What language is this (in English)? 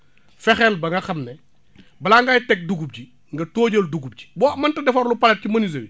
Wolof